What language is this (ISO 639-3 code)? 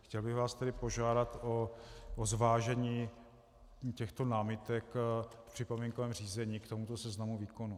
ces